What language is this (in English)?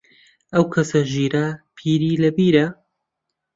Central Kurdish